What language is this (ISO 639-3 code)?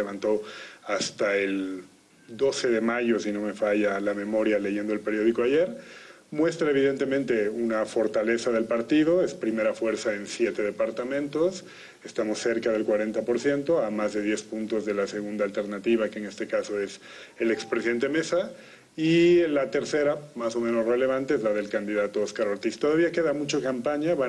spa